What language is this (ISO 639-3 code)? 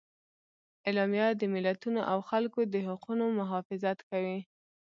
pus